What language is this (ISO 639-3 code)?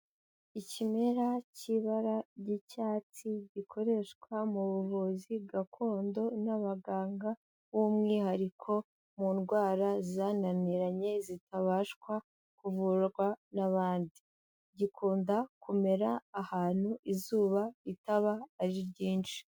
kin